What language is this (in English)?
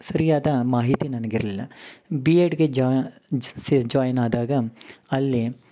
Kannada